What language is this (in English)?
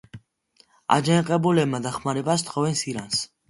Georgian